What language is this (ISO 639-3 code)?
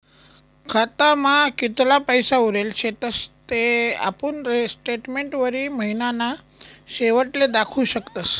mar